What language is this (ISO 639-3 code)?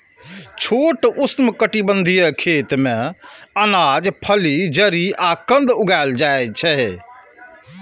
mai